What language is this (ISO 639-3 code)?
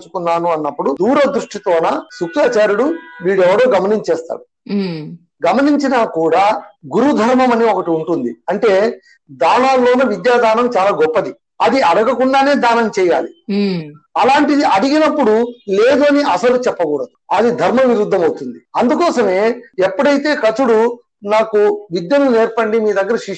tel